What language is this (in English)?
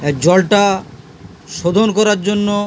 Bangla